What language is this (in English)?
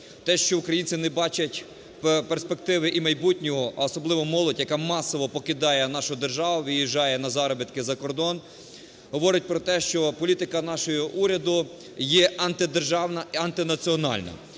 Ukrainian